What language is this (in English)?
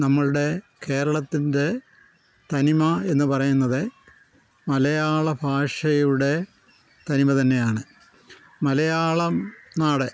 Malayalam